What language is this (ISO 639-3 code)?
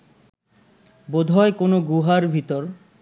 ben